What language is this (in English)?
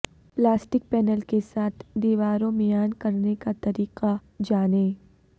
Urdu